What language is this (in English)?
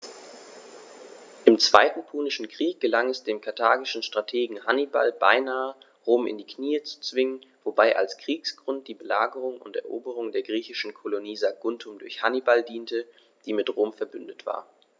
German